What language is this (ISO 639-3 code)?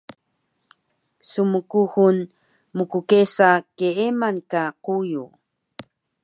trv